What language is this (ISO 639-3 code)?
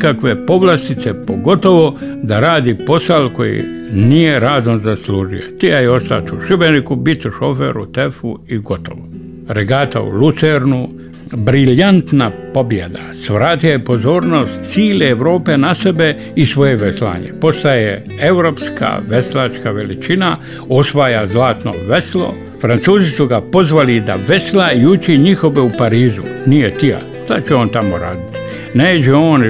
hrv